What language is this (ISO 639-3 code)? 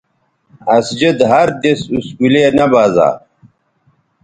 btv